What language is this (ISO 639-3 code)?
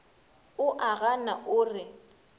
nso